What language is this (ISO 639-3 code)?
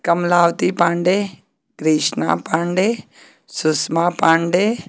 hin